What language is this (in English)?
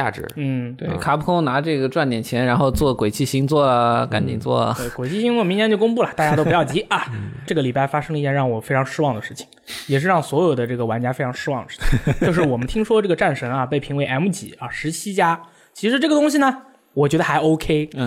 Chinese